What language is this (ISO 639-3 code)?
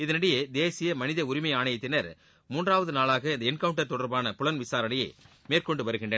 tam